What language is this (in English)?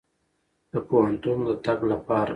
Pashto